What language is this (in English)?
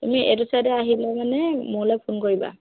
Assamese